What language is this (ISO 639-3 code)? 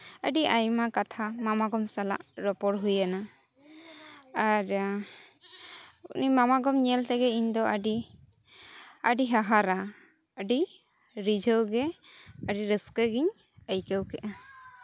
sat